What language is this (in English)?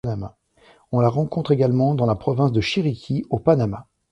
French